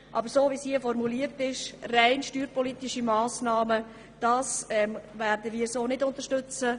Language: Swiss German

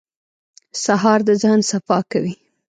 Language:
Pashto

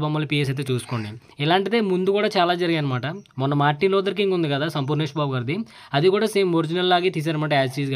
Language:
Telugu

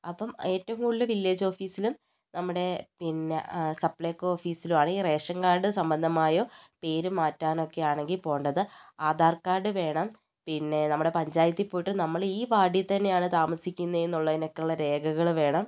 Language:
Malayalam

